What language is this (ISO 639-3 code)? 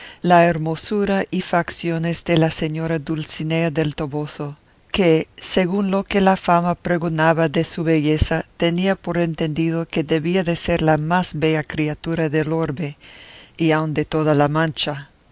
spa